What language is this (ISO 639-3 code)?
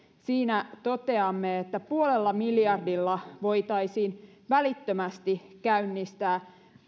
fin